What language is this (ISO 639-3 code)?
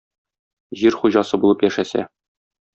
tat